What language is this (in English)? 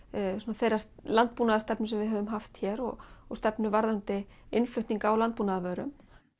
Icelandic